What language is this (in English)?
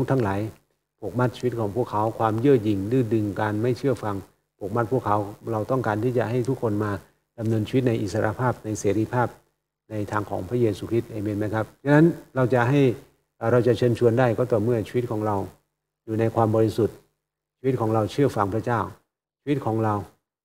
Thai